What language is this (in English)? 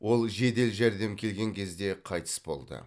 Kazakh